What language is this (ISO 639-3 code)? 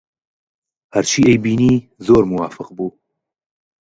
ckb